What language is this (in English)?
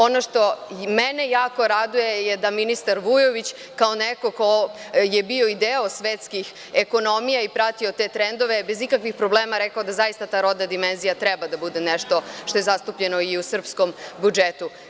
Serbian